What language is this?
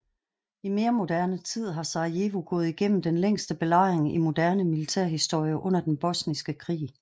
Danish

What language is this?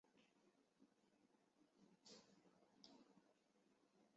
Chinese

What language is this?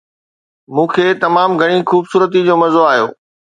Sindhi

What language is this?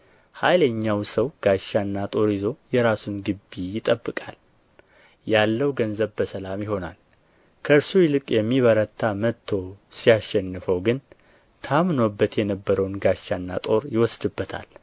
Amharic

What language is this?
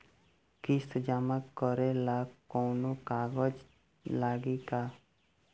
Bhojpuri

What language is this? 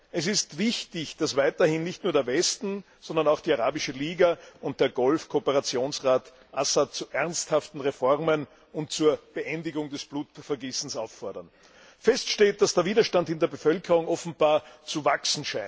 German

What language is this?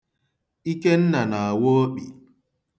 Igbo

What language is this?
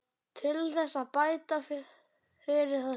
Icelandic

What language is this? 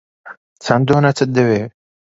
Central Kurdish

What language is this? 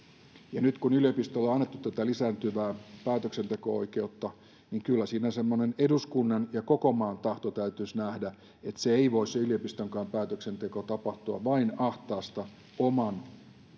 Finnish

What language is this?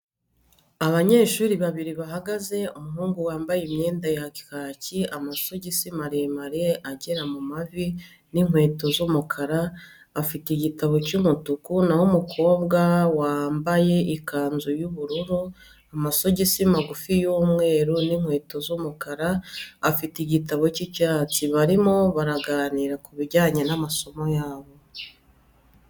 Kinyarwanda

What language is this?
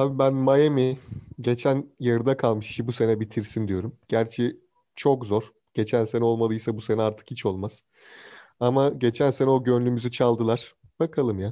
Turkish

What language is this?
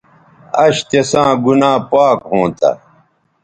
Bateri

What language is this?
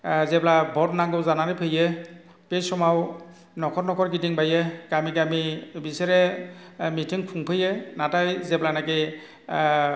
Bodo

